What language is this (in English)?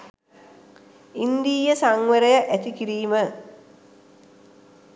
Sinhala